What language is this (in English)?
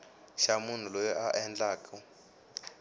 Tsonga